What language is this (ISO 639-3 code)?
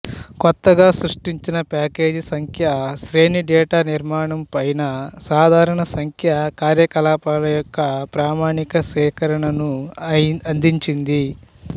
tel